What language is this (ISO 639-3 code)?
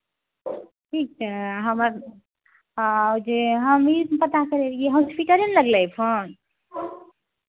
hin